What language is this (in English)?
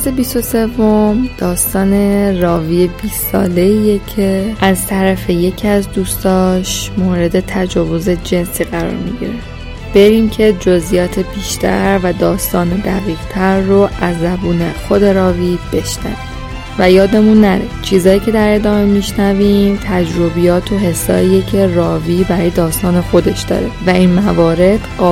Persian